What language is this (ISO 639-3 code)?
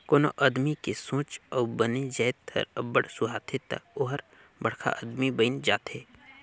hne